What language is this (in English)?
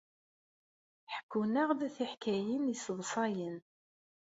Kabyle